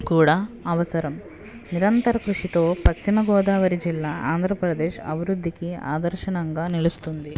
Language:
Telugu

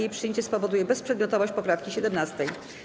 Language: Polish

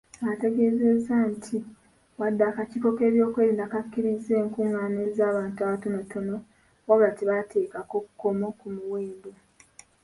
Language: Ganda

